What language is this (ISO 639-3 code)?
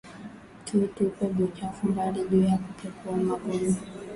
swa